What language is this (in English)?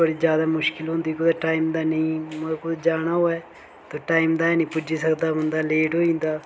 Dogri